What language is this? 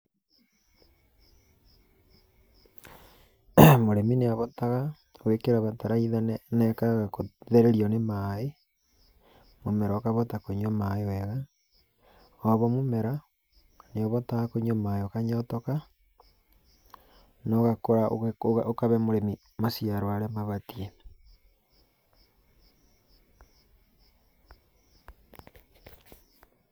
Kikuyu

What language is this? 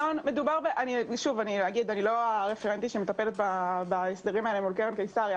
Hebrew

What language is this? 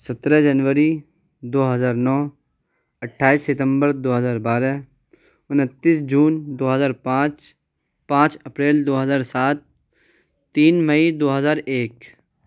Urdu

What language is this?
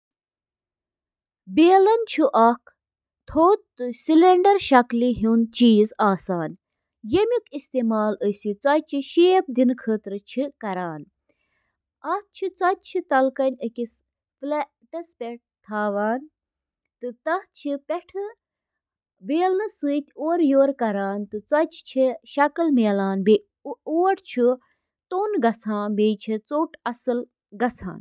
Kashmiri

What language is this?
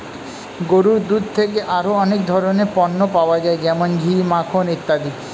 Bangla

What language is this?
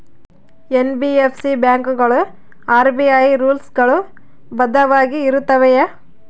Kannada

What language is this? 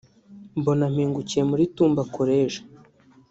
Kinyarwanda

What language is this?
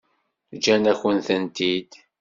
Kabyle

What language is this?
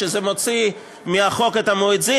Hebrew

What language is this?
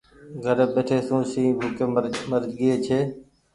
Goaria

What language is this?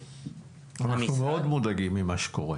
Hebrew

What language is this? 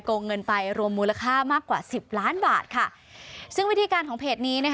Thai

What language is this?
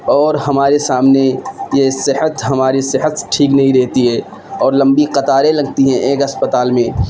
Urdu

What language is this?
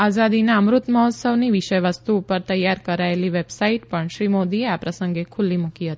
Gujarati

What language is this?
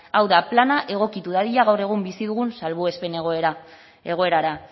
Basque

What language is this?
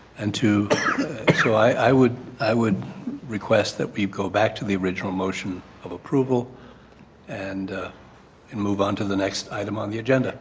English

